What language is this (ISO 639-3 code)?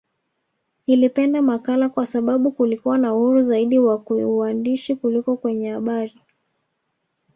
swa